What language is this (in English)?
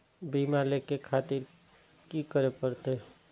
Maithili